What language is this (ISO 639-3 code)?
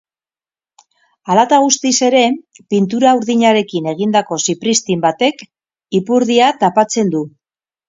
eus